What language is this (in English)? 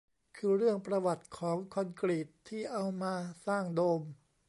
Thai